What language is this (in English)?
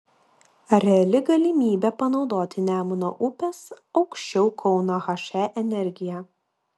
Lithuanian